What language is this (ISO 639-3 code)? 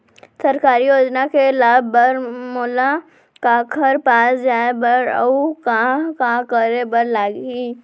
hne